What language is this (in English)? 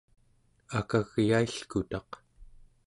Central Yupik